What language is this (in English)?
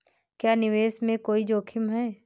Hindi